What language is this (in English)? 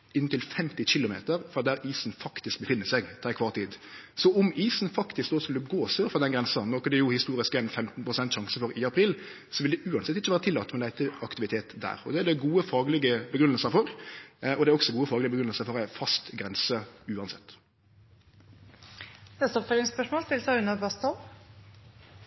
Norwegian